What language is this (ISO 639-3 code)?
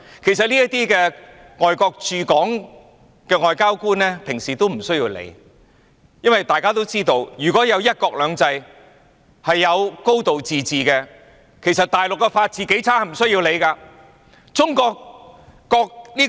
yue